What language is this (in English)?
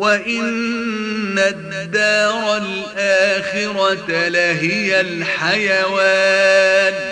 Arabic